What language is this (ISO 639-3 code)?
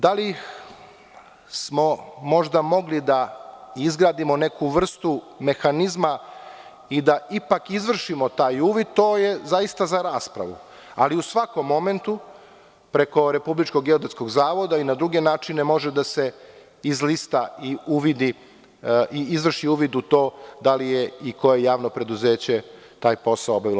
srp